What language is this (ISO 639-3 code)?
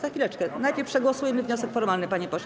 pol